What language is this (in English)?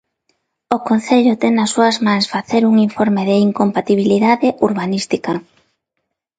Galician